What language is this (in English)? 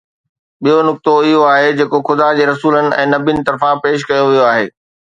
Sindhi